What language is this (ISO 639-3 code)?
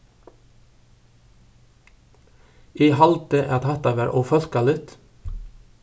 fao